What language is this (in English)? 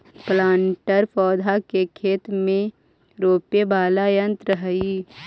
Magahi